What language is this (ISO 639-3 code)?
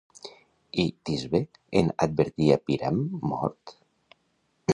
cat